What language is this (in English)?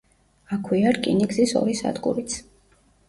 Georgian